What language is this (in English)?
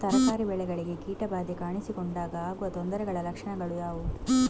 Kannada